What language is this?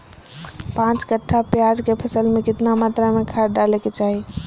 Magahi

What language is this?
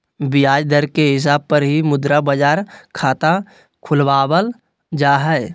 Magahi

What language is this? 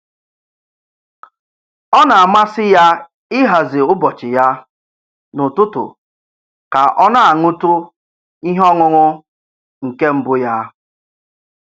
Igbo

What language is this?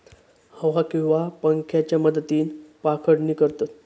Marathi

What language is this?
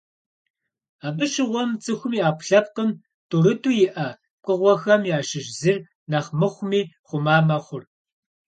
Kabardian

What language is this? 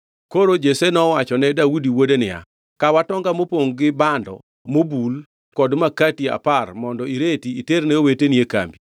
Luo (Kenya and Tanzania)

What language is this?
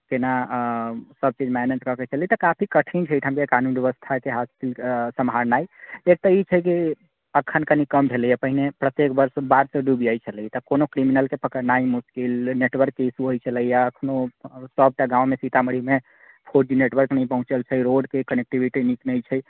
Maithili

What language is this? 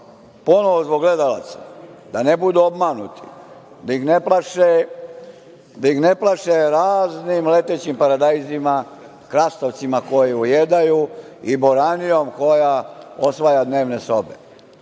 Serbian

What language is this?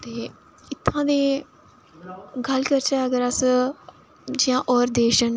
Dogri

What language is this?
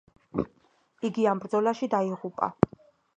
Georgian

